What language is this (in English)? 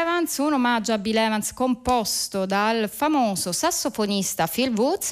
Italian